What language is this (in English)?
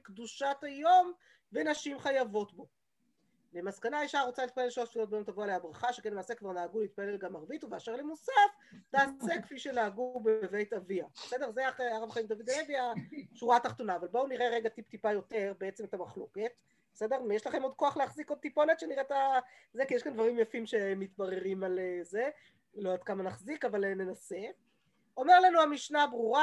Hebrew